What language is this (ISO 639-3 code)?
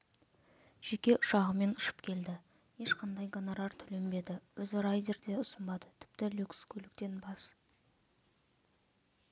kaz